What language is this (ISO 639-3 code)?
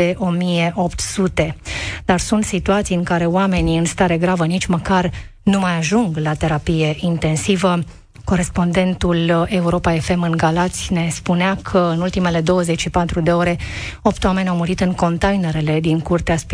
ron